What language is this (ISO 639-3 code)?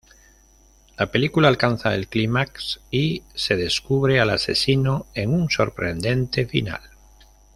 spa